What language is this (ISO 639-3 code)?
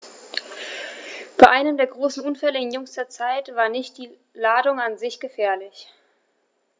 deu